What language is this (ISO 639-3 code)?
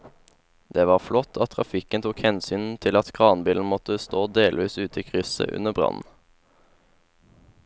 nor